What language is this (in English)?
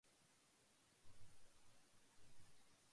Arabic